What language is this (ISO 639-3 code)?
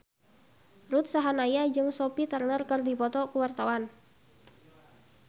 sun